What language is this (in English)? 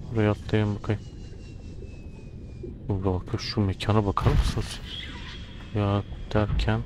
Turkish